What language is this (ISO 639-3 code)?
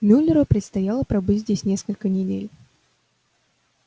rus